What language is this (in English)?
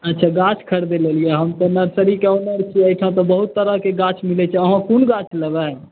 Maithili